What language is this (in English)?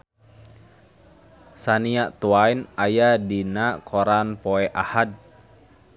Sundanese